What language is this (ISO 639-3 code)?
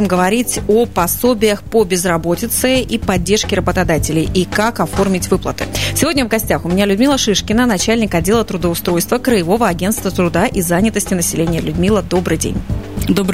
rus